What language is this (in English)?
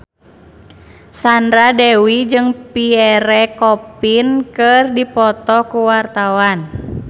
Sundanese